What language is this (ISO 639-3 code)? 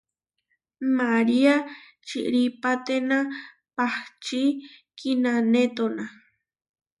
var